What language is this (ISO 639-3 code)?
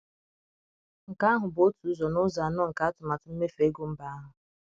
ibo